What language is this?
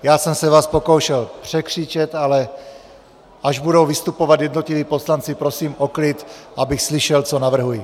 Czech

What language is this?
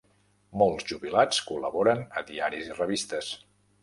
Catalan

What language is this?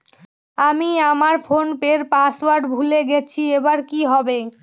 Bangla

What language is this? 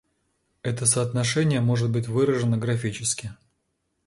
Russian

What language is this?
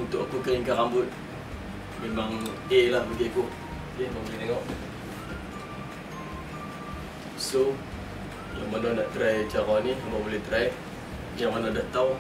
Malay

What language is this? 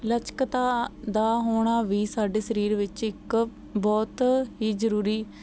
Punjabi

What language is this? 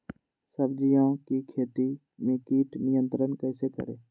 Magahi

